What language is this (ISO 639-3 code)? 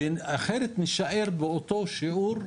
heb